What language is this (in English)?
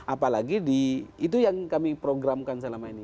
Indonesian